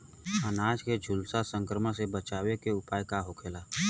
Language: Bhojpuri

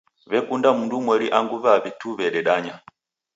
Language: Taita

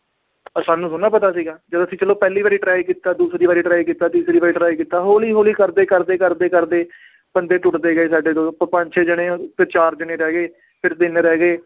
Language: Punjabi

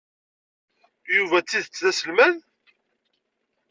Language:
Kabyle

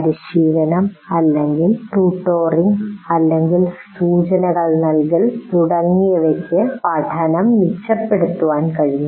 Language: Malayalam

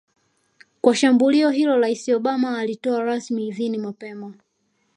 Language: Swahili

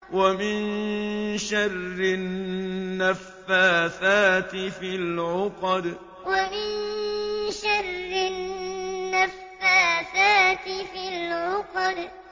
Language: Arabic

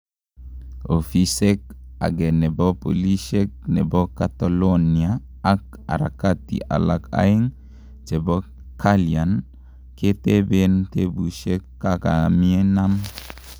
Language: Kalenjin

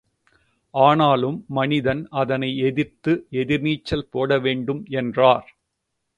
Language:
Tamil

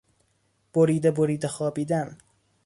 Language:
Persian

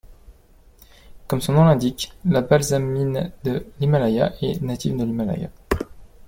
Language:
French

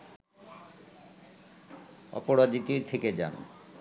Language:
Bangla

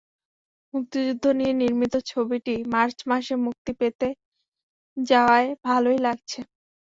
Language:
Bangla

